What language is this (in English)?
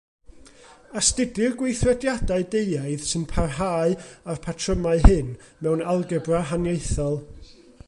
Welsh